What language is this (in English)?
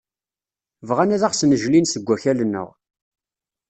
Kabyle